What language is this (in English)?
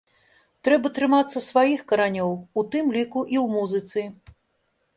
Belarusian